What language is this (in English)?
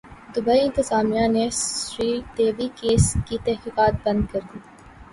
Urdu